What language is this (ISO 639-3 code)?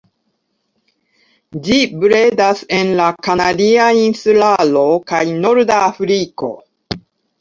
epo